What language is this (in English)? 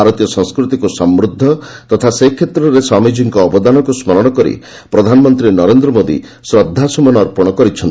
Odia